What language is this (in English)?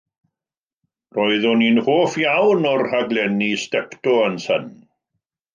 Welsh